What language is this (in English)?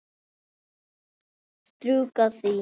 Icelandic